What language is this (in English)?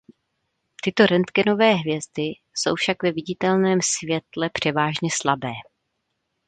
Czech